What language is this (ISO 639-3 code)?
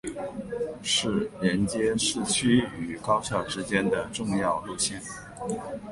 zho